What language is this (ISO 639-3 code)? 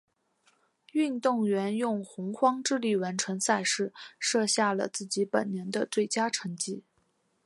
zho